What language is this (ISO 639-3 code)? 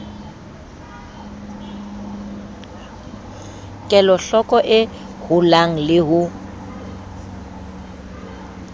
sot